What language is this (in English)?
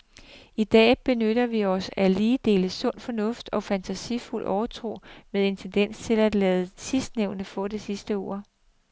Danish